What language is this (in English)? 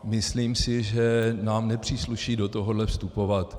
Czech